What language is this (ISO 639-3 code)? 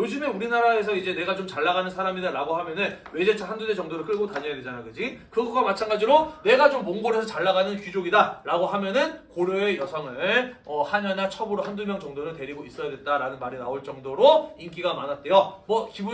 kor